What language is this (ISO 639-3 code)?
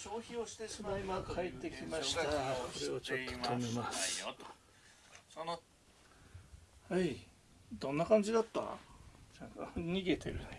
jpn